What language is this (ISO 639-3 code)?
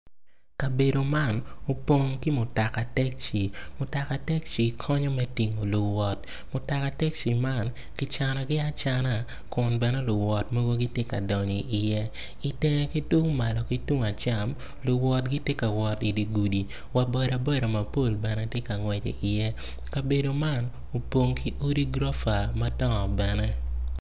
ach